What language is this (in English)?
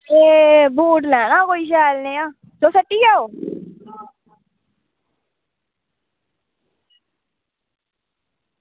Dogri